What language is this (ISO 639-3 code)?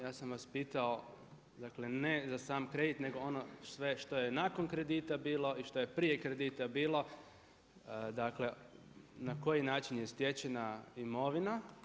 hrv